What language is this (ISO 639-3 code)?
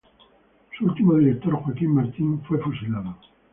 spa